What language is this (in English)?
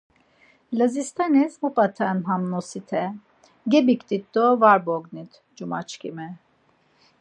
Laz